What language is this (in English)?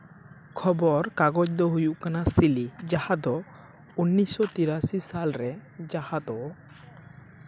Santali